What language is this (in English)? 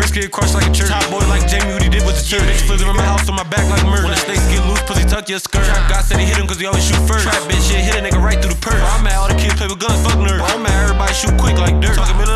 English